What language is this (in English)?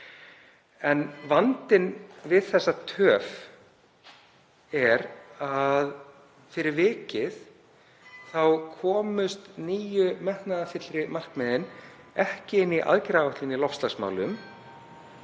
Icelandic